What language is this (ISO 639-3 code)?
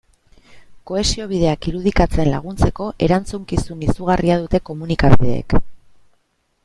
eus